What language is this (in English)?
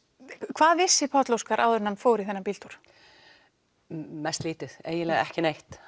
Icelandic